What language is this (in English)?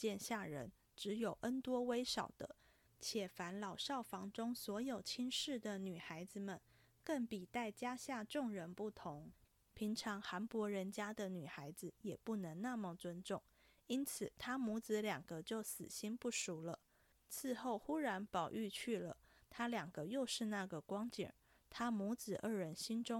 Chinese